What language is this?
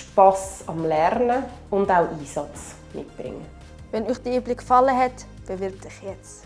German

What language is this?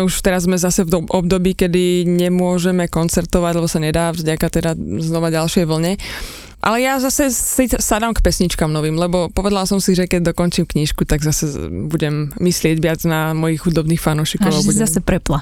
Slovak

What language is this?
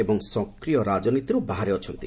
Odia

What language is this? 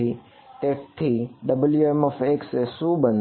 Gujarati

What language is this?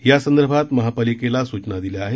Marathi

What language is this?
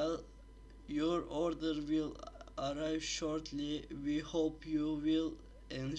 Turkish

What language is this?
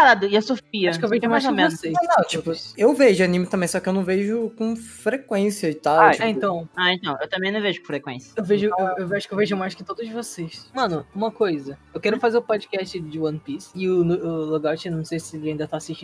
Portuguese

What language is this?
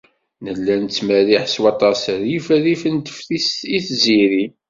Kabyle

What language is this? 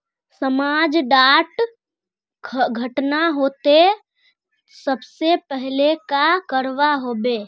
Magahi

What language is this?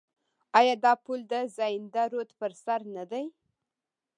Pashto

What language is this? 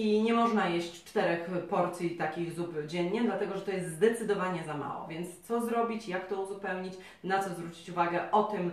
Polish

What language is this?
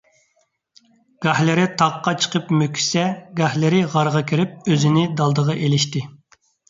Uyghur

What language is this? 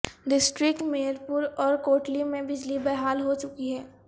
Urdu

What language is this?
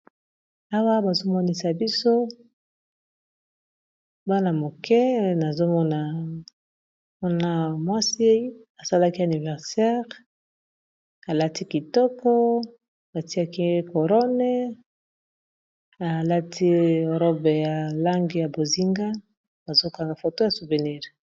Lingala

